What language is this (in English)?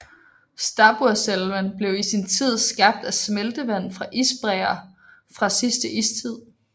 Danish